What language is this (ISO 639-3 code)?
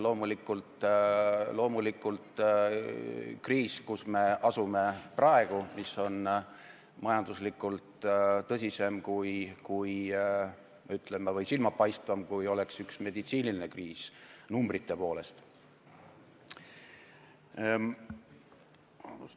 est